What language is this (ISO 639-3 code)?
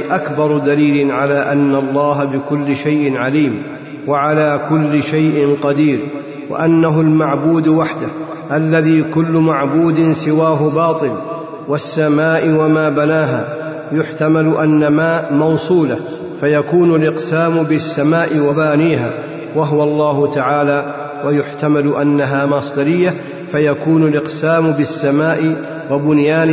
ara